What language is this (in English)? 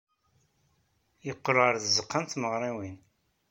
Kabyle